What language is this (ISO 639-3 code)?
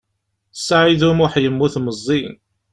kab